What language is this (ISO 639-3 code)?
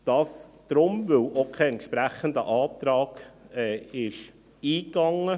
gsw